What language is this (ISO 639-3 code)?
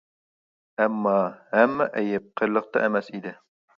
uig